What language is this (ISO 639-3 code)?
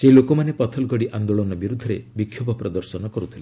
ori